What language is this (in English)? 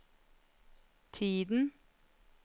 Norwegian